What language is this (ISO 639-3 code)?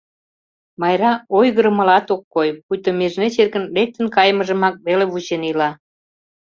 chm